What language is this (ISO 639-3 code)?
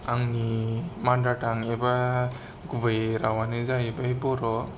brx